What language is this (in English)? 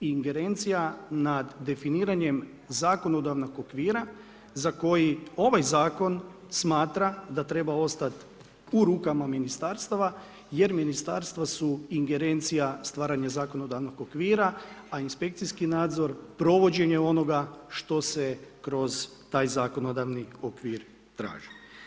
Croatian